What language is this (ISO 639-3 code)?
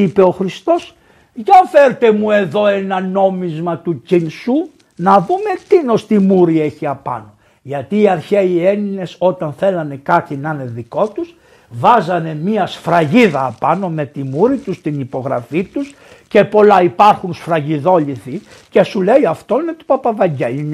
ell